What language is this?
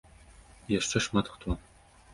Belarusian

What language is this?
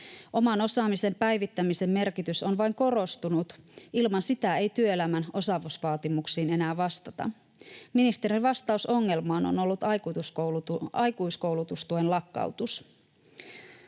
Finnish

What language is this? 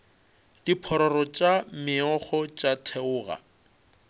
Northern Sotho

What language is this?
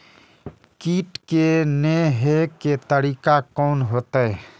Maithili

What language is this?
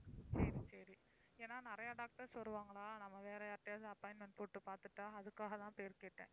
Tamil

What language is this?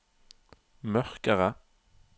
Norwegian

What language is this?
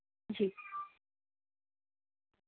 Urdu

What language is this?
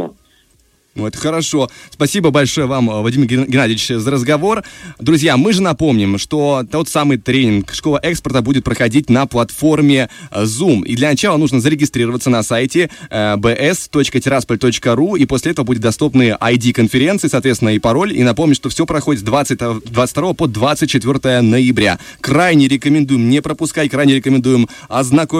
Russian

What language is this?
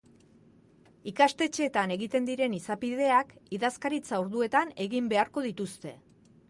Basque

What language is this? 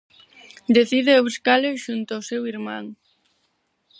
Galician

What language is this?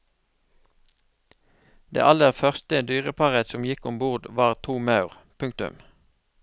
Norwegian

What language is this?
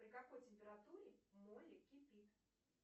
Russian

